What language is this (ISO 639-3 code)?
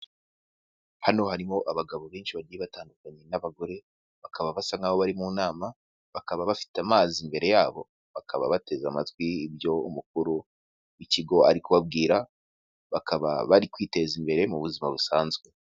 kin